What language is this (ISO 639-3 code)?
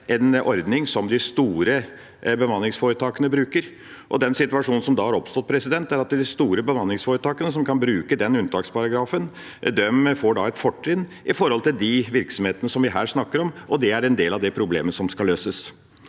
nor